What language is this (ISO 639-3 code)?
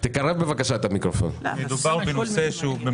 heb